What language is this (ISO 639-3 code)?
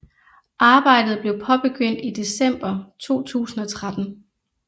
dan